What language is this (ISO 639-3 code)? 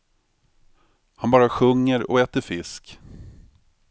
swe